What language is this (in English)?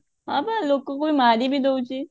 Odia